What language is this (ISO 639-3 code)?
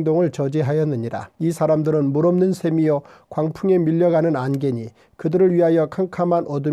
kor